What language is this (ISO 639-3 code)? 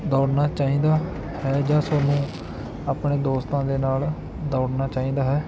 pan